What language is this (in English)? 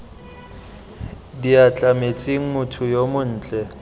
Tswana